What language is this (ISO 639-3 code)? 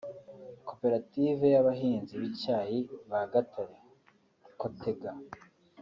kin